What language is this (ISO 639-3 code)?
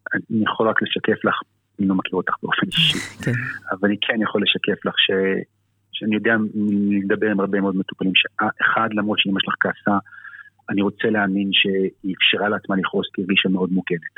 heb